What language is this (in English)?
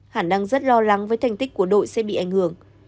Vietnamese